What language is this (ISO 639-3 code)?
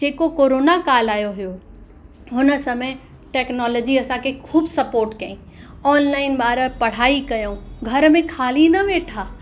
snd